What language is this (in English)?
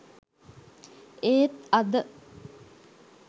Sinhala